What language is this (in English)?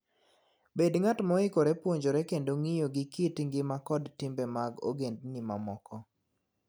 Luo (Kenya and Tanzania)